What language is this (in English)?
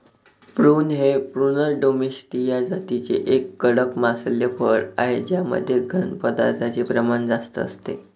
Marathi